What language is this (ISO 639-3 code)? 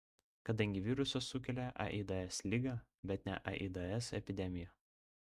lit